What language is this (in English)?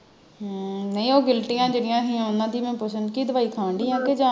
Punjabi